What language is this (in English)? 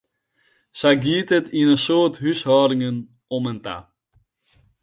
Western Frisian